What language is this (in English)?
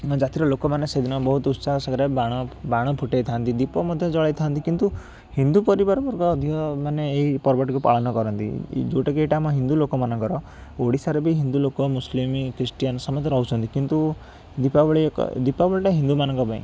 Odia